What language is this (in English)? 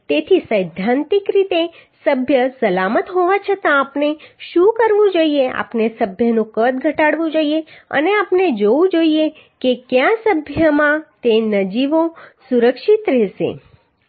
Gujarati